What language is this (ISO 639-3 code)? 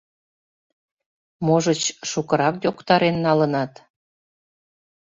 chm